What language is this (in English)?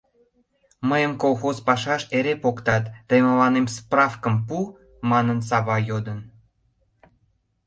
Mari